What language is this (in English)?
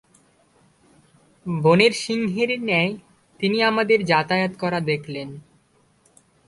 Bangla